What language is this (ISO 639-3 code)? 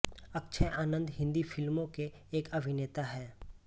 hin